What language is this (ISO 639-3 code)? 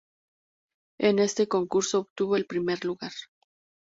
spa